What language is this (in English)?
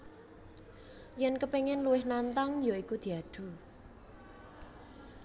Javanese